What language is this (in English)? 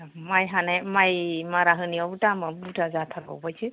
Bodo